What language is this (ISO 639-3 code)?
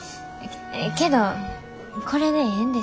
jpn